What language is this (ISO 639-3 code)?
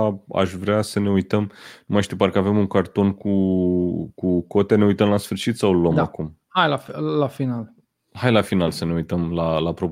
ron